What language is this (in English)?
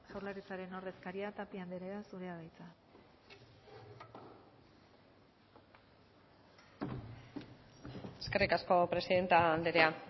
Basque